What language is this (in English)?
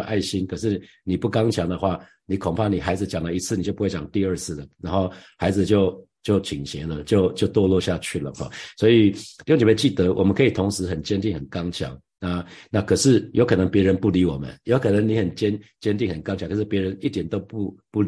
Chinese